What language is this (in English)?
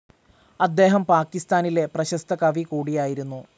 Malayalam